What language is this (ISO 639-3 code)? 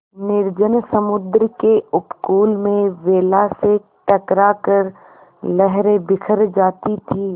hin